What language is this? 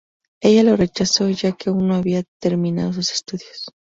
Spanish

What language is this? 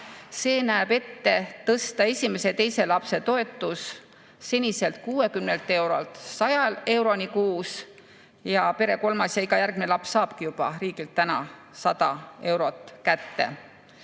Estonian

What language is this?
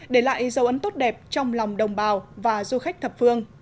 Vietnamese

